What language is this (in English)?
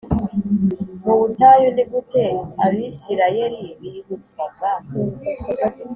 Kinyarwanda